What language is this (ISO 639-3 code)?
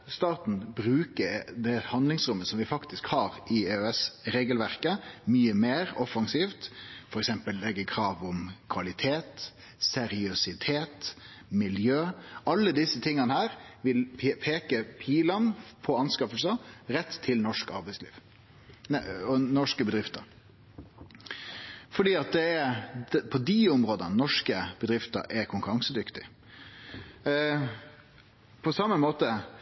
nno